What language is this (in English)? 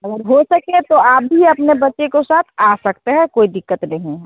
Hindi